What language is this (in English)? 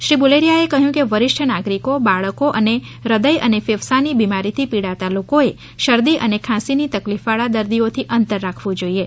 Gujarati